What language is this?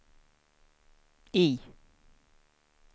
Swedish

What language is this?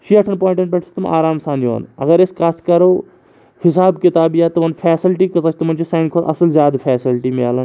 Kashmiri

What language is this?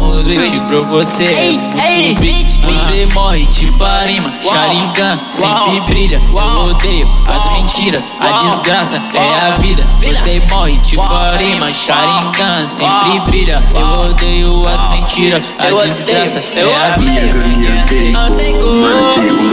Portuguese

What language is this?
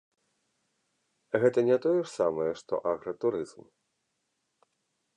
Belarusian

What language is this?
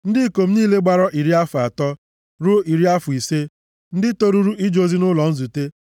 Igbo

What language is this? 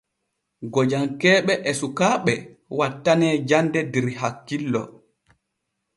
Borgu Fulfulde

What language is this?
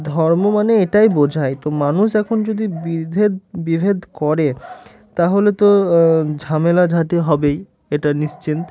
Bangla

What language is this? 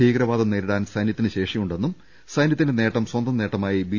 Malayalam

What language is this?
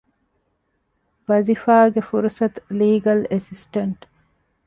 Divehi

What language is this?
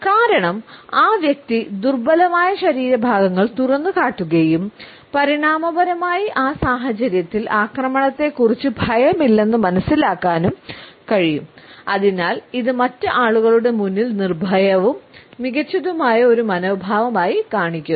Malayalam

